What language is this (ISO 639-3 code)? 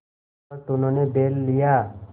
hin